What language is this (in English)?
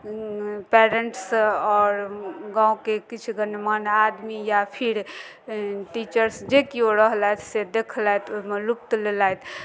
Maithili